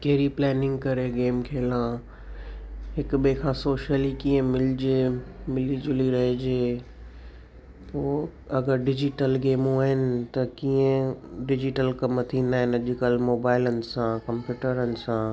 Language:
Sindhi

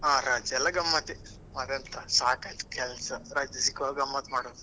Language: Kannada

